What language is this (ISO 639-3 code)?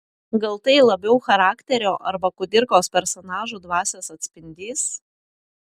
lit